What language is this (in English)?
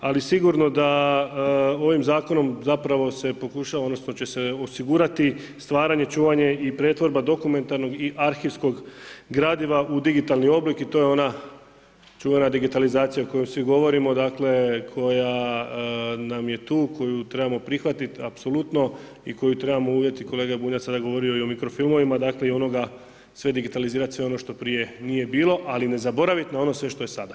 Croatian